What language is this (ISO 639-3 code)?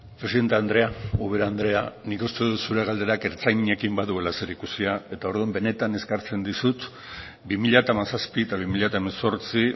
eus